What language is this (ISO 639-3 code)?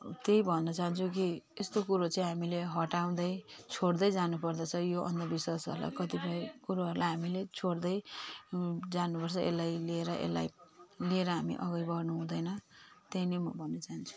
nep